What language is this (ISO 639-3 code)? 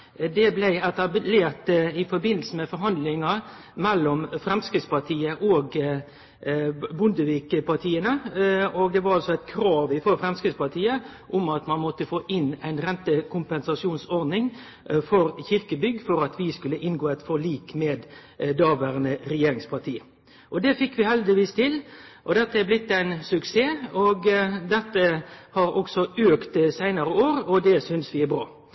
nno